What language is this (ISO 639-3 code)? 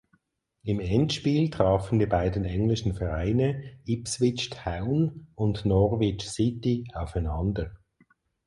deu